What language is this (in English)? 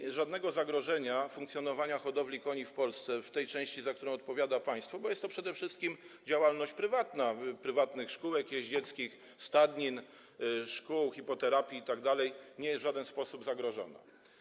Polish